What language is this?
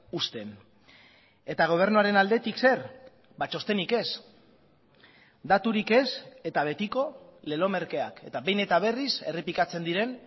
Basque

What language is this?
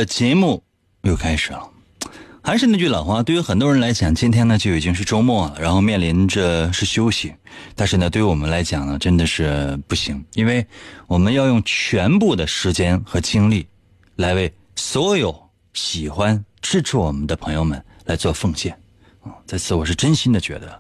Chinese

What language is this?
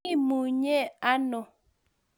Kalenjin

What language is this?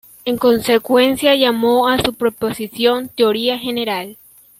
Spanish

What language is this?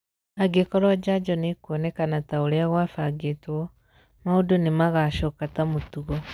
Kikuyu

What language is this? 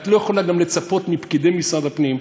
Hebrew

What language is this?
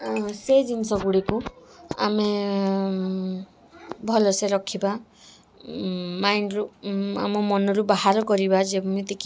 Odia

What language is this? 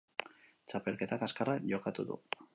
Basque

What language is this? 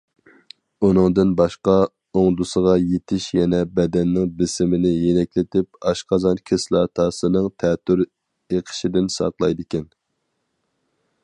Uyghur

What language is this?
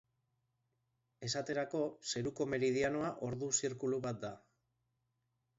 Basque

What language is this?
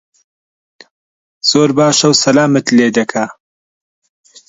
Central Kurdish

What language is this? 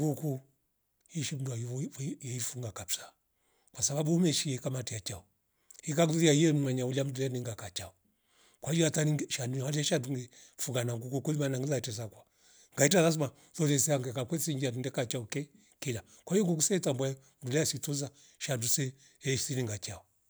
Rombo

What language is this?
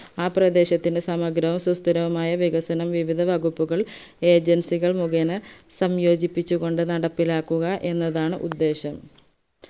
Malayalam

